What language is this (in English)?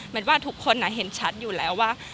Thai